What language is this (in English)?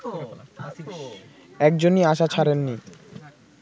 Bangla